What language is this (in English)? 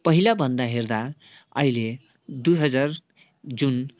Nepali